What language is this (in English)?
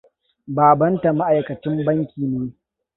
Hausa